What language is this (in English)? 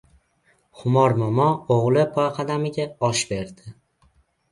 Uzbek